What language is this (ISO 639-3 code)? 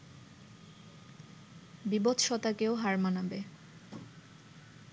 ben